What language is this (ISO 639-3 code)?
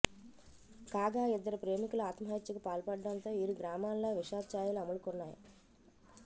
tel